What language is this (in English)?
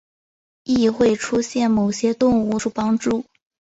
Chinese